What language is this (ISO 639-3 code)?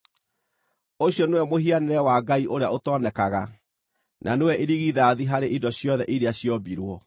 kik